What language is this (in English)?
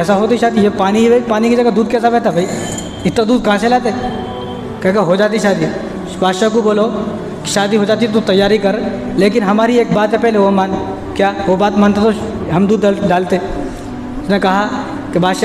Hindi